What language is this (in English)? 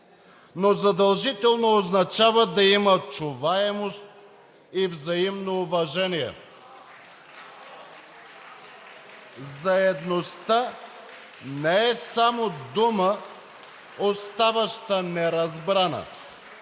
Bulgarian